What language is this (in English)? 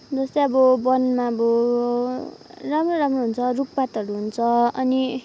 Nepali